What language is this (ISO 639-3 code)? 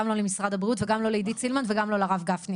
heb